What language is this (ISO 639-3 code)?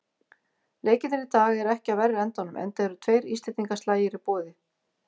isl